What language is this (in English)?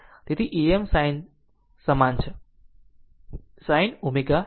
Gujarati